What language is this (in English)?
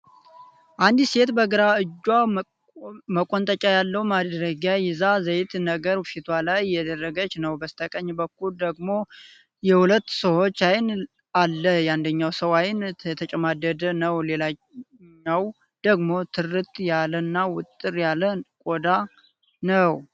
Amharic